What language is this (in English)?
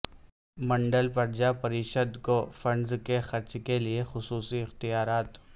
Urdu